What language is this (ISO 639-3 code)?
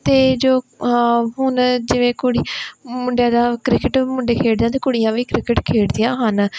pan